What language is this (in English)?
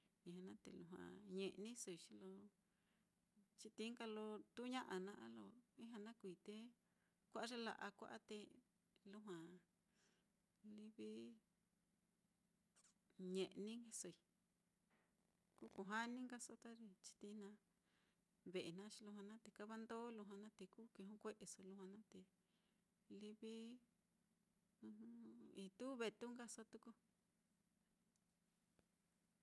Mitlatongo Mixtec